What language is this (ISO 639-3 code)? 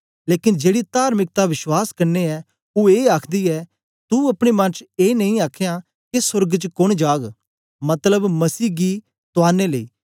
doi